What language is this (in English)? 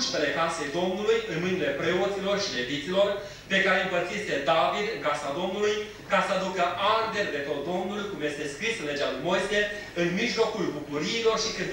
Romanian